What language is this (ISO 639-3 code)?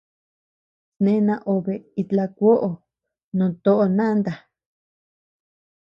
cux